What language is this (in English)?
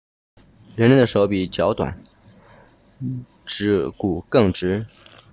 Chinese